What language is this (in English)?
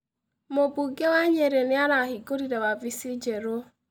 Kikuyu